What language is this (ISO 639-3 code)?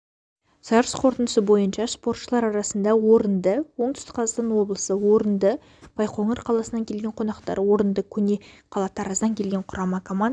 kaz